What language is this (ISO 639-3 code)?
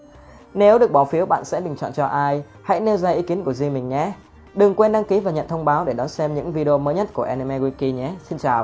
vie